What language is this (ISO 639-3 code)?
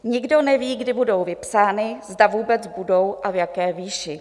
ces